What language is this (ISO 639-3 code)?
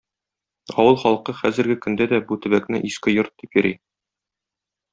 tat